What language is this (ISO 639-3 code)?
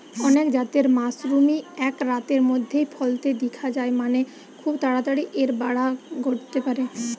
ben